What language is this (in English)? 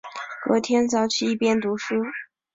Chinese